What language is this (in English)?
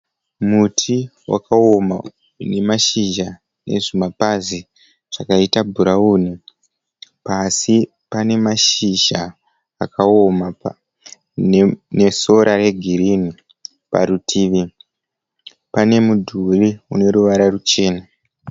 Shona